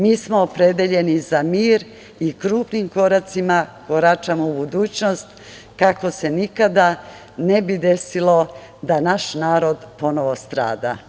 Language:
Serbian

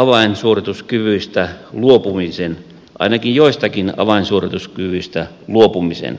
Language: Finnish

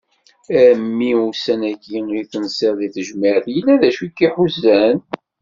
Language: Kabyle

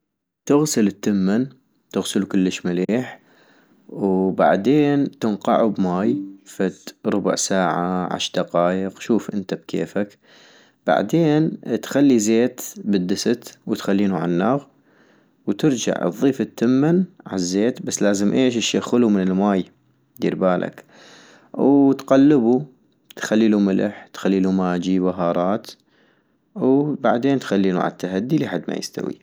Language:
North Mesopotamian Arabic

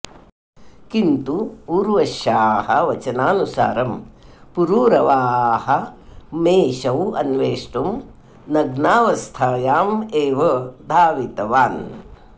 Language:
Sanskrit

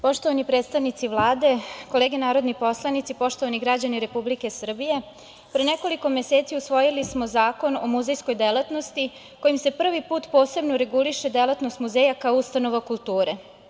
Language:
Serbian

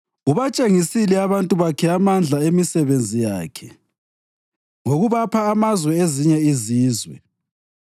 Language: North Ndebele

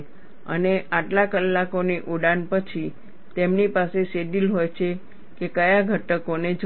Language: Gujarati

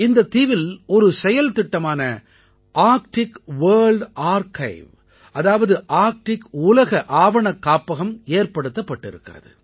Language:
Tamil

